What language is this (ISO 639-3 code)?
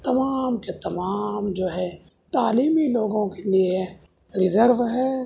urd